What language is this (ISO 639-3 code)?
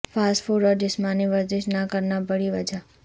urd